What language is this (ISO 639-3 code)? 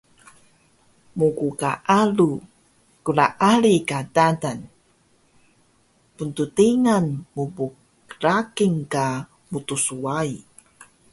trv